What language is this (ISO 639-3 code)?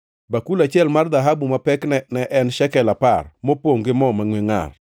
luo